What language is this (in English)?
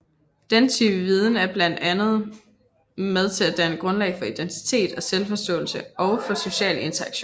Danish